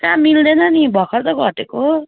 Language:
Nepali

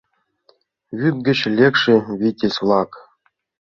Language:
Mari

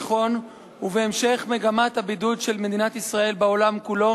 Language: Hebrew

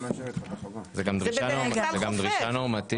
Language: Hebrew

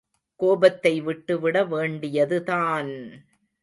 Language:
Tamil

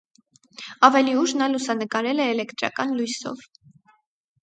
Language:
Armenian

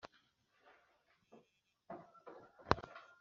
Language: Kinyarwanda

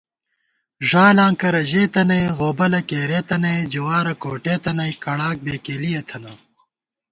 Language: Gawar-Bati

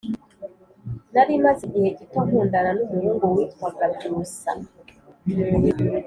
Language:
Kinyarwanda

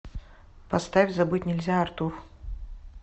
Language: Russian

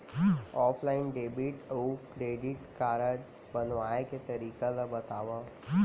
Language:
Chhattisgarhi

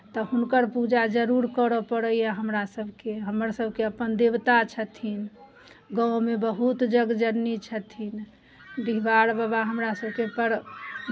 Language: Maithili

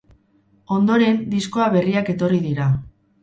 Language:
Basque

